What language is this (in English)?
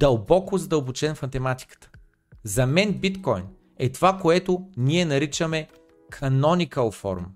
Bulgarian